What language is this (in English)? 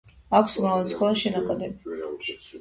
Georgian